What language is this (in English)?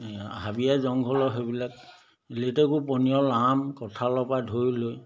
Assamese